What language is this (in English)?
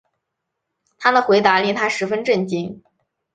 Chinese